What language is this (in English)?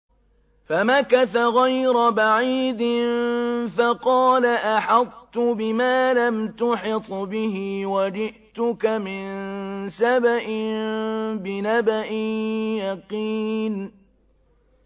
Arabic